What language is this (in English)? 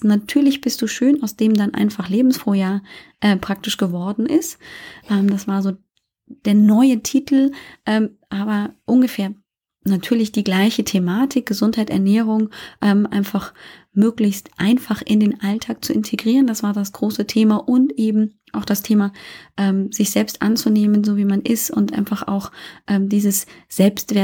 German